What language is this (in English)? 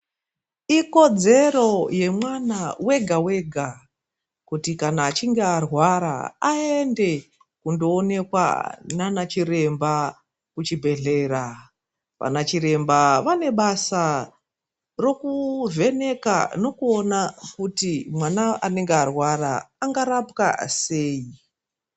Ndau